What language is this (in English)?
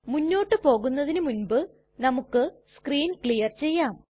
Malayalam